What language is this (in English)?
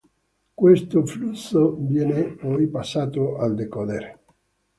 Italian